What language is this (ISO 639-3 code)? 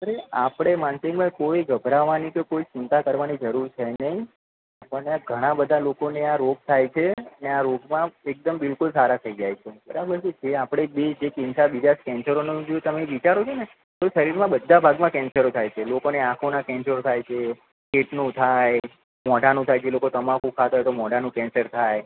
guj